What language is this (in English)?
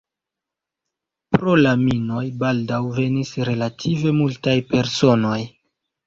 Esperanto